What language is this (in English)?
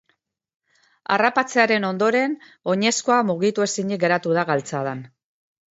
Basque